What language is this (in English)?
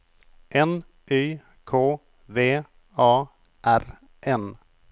Swedish